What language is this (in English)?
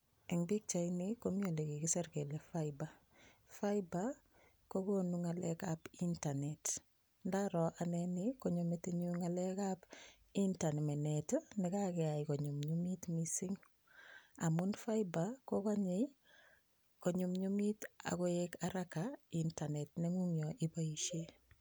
Kalenjin